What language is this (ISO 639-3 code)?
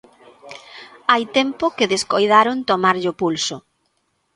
glg